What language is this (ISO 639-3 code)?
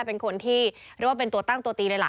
tha